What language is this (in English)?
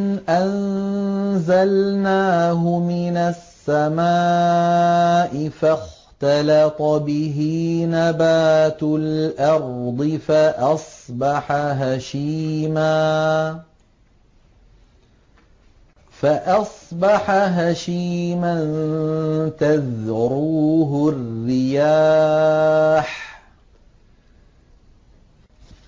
Arabic